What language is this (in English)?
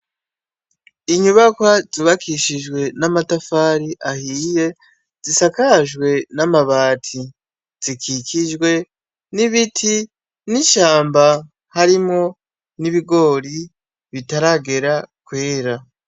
Rundi